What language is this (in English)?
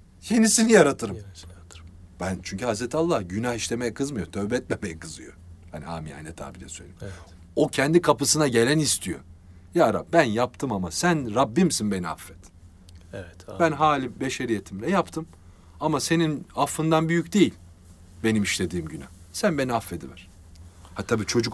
Turkish